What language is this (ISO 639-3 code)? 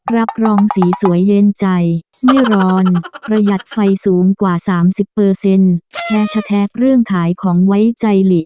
tha